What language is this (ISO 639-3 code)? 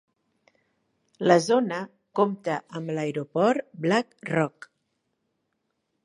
cat